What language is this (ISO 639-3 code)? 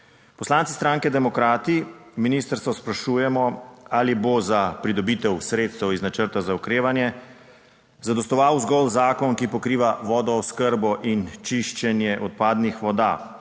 slv